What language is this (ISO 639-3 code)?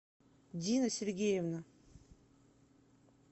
rus